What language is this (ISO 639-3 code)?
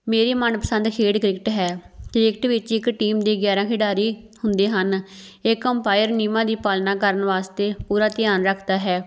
pan